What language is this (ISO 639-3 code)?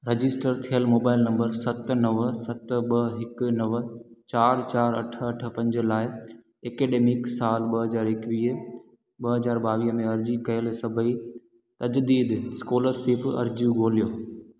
snd